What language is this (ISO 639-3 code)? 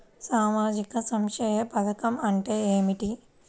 tel